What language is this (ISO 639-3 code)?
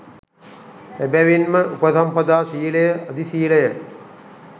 sin